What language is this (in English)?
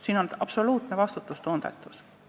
Estonian